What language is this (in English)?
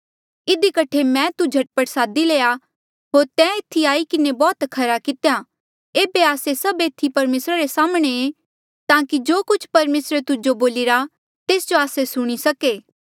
Mandeali